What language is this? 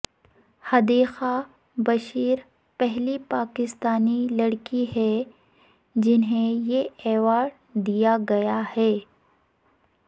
Urdu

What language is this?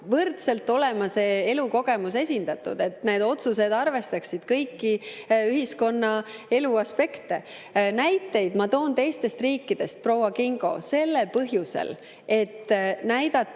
Estonian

